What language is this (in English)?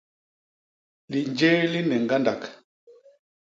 Basaa